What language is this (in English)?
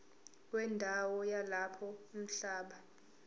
Zulu